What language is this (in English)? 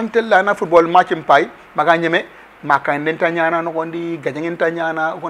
Arabic